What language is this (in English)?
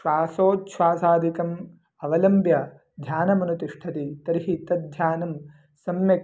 Sanskrit